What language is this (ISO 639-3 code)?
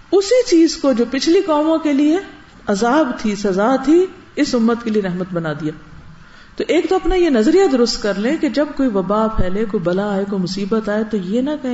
urd